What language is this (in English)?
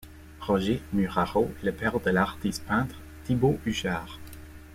French